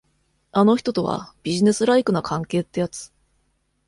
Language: Japanese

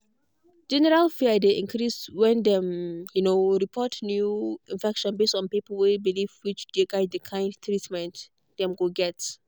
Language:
Nigerian Pidgin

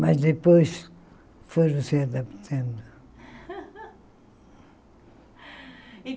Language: Portuguese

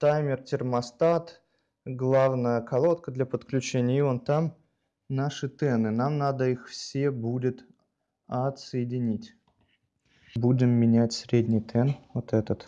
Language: Russian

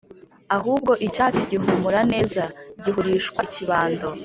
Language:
Kinyarwanda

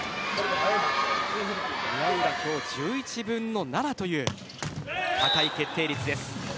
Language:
Japanese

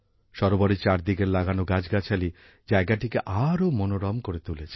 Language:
Bangla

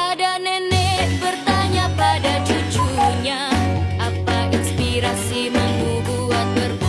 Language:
Indonesian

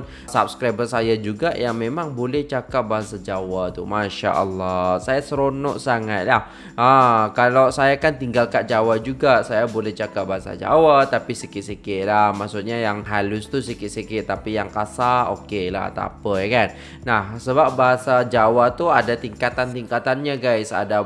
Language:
Indonesian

